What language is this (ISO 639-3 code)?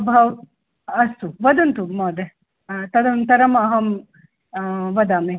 san